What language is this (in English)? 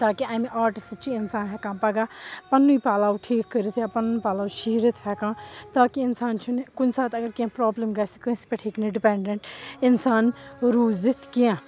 Kashmiri